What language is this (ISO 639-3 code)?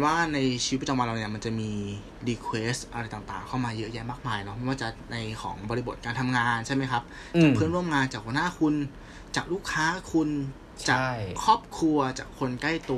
tha